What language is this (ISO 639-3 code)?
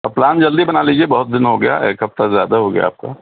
urd